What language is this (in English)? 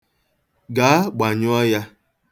Igbo